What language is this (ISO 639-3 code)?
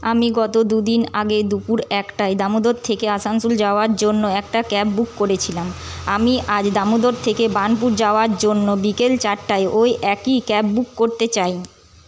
ben